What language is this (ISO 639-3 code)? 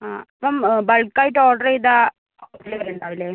mal